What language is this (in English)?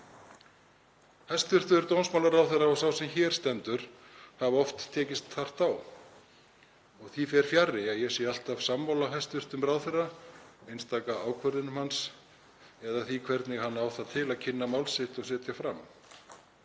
Icelandic